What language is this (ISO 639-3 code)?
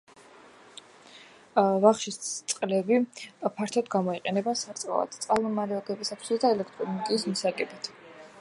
kat